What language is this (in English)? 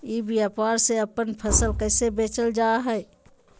Magahi